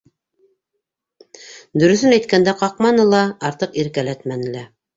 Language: Bashkir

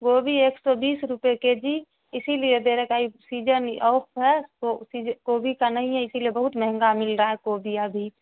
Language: Urdu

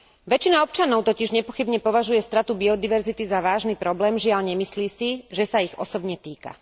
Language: Slovak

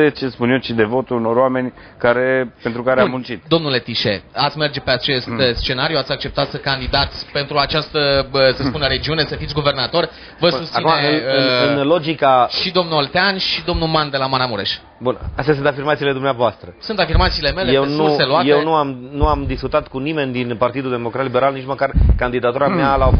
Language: Romanian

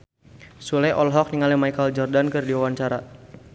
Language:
Sundanese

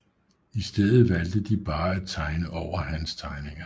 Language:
Danish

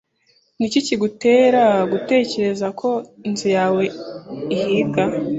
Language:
Kinyarwanda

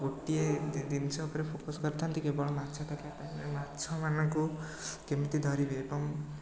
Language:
Odia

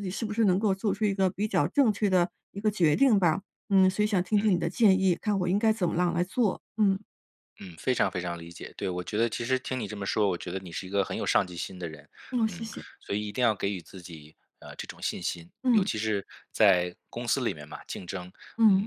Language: Chinese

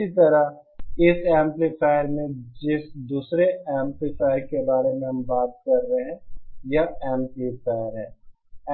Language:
Hindi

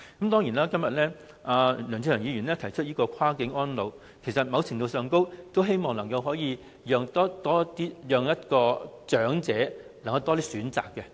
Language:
Cantonese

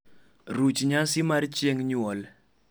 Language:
Luo (Kenya and Tanzania)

